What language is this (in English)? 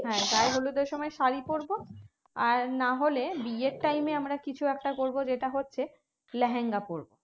Bangla